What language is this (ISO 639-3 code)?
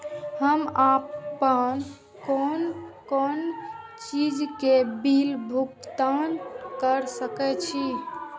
mai